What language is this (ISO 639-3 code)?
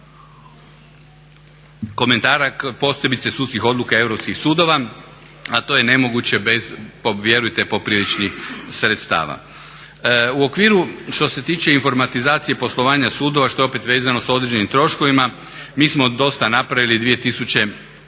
hrv